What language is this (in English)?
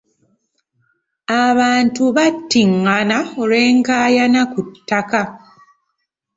Ganda